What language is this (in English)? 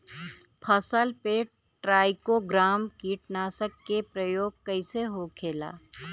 Bhojpuri